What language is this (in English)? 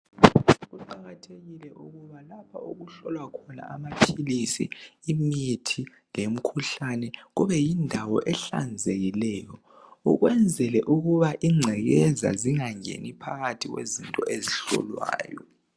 North Ndebele